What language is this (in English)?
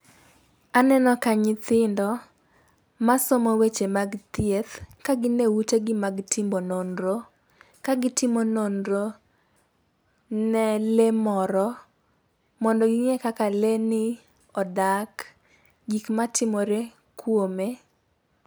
Luo (Kenya and Tanzania)